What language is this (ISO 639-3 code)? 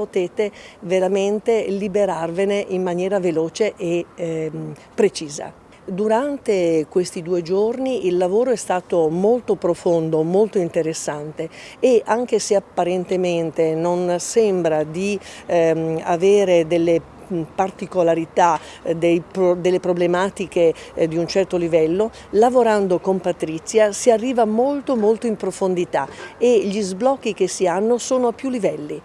ita